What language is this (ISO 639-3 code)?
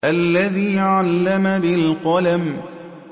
ara